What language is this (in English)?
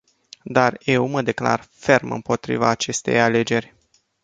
Romanian